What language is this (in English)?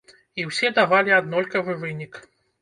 Belarusian